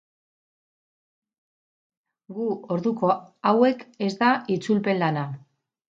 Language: Basque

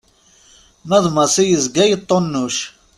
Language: Kabyle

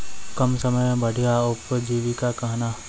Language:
Maithili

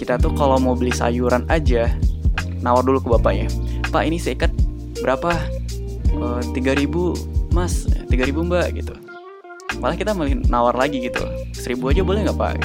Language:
Indonesian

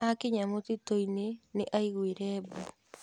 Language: Kikuyu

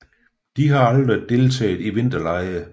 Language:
Danish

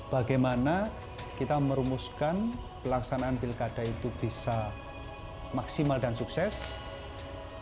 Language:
Indonesian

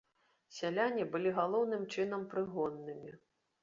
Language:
Belarusian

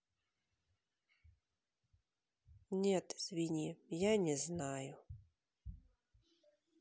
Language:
Russian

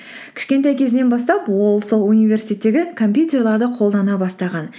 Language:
Kazakh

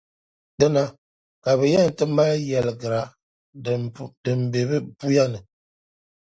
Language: Dagbani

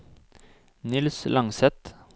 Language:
Norwegian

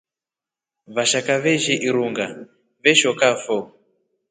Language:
Rombo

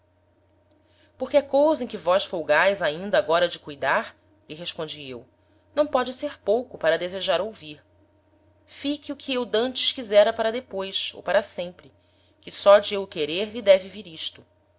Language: Portuguese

